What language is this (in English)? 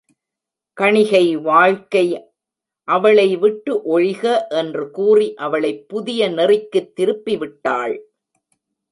Tamil